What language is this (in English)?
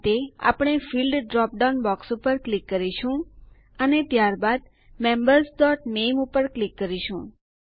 Gujarati